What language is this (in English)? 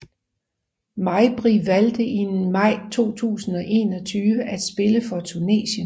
Danish